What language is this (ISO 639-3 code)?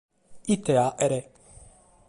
srd